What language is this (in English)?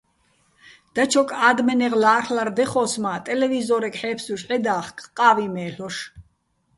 Bats